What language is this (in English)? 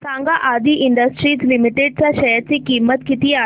Marathi